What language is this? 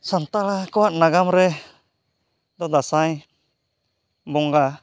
Santali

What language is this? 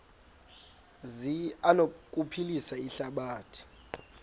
Xhosa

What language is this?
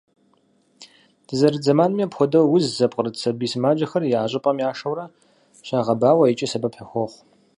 Kabardian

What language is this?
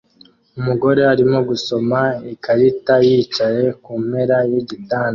Kinyarwanda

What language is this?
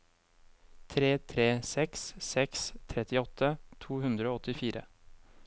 Norwegian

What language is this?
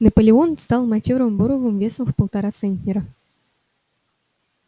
Russian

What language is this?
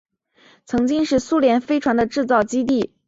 Chinese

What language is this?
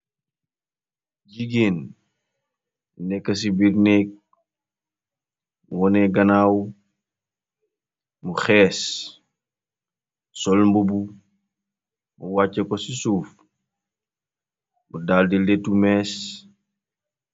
Wolof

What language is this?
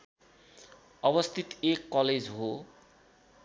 Nepali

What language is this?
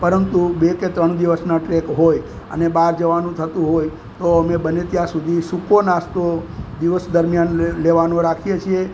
Gujarati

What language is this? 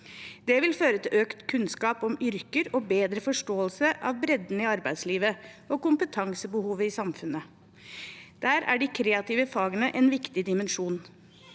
Norwegian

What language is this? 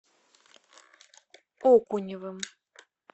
Russian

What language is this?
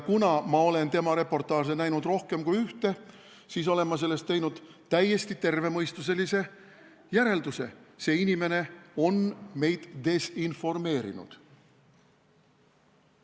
Estonian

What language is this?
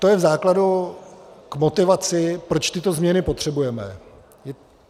Czech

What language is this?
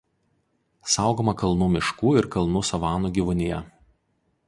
Lithuanian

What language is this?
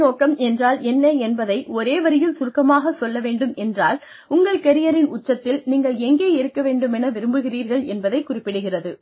Tamil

